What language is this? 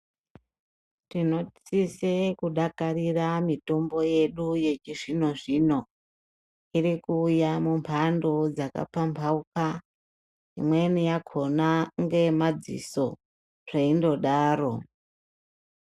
Ndau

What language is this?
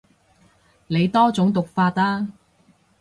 Cantonese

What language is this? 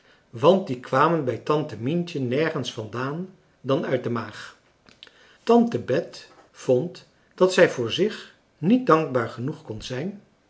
Dutch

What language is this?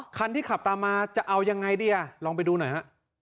Thai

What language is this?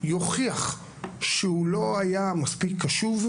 Hebrew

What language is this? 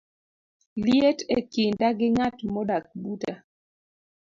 Luo (Kenya and Tanzania)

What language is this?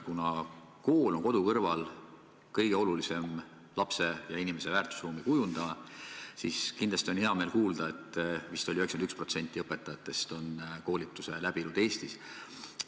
Estonian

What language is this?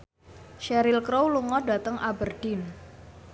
Javanese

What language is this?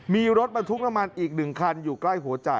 Thai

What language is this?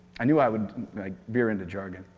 English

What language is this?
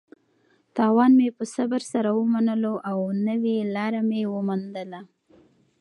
Pashto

